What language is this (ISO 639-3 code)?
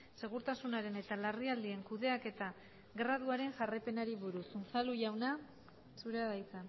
eus